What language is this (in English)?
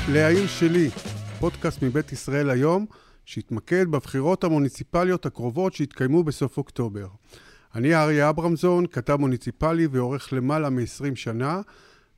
Hebrew